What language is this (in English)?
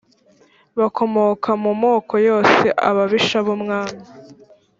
Kinyarwanda